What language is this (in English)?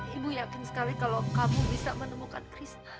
Indonesian